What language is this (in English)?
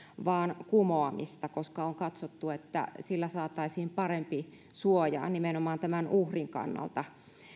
Finnish